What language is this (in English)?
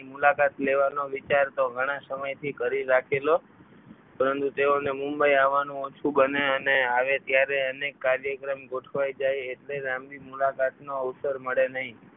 Gujarati